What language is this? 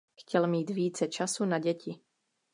Czech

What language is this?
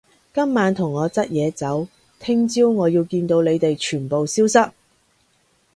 Cantonese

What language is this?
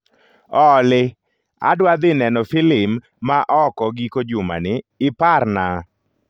Luo (Kenya and Tanzania)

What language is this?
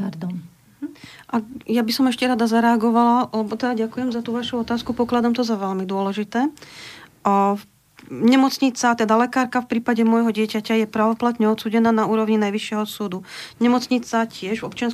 Slovak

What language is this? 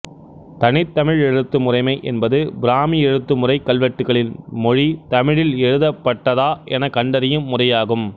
Tamil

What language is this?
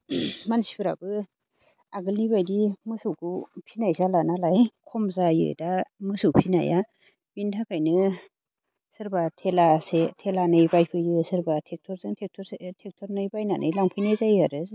Bodo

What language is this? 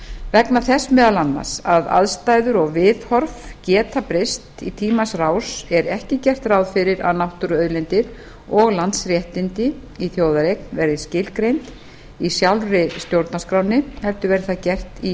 Icelandic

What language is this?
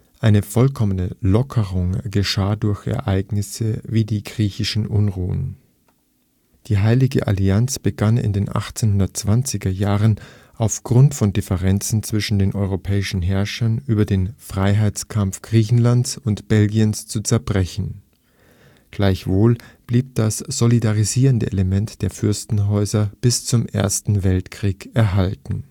German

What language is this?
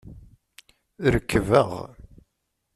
Kabyle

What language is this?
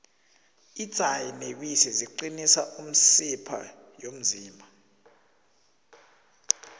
South Ndebele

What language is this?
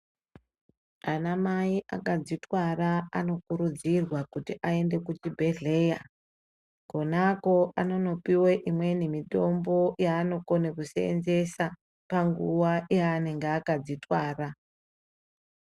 Ndau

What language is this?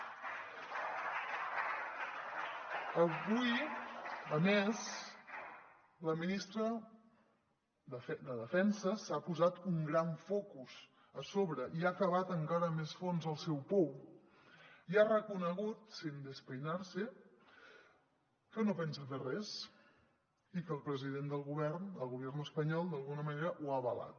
Catalan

